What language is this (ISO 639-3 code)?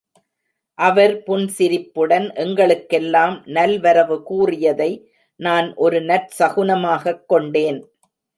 tam